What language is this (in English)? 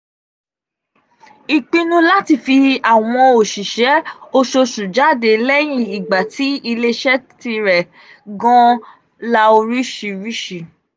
Yoruba